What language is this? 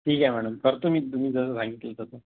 Marathi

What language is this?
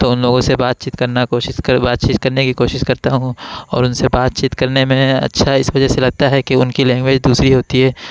Urdu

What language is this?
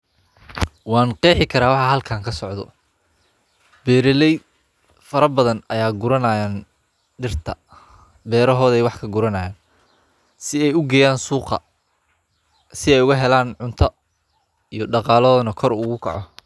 Somali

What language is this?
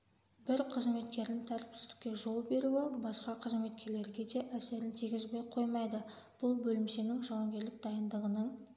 Kazakh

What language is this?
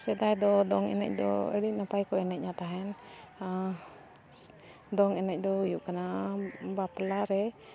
Santali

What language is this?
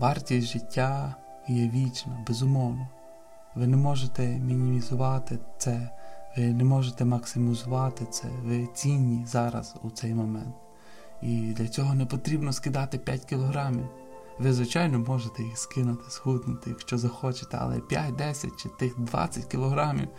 Ukrainian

